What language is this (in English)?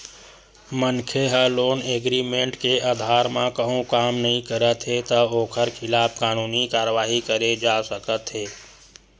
Chhattisgarhi